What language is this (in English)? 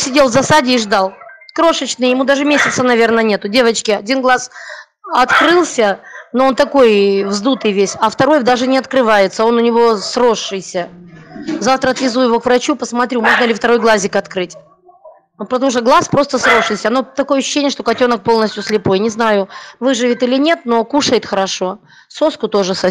Russian